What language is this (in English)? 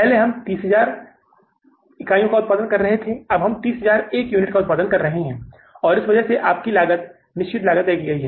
Hindi